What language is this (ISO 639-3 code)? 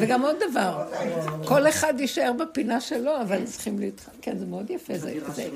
heb